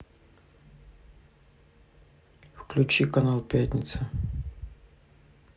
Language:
Russian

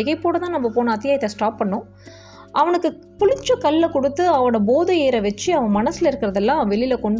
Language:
Tamil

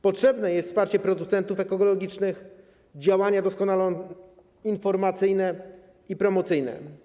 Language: Polish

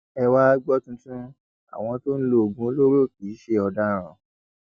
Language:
Yoruba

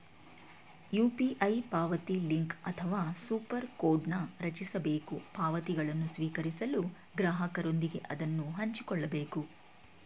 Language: Kannada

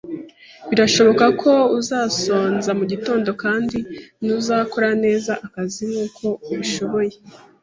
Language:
Kinyarwanda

